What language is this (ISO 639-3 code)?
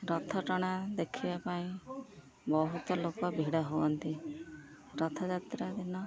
ori